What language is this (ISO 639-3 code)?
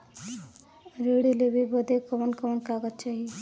bho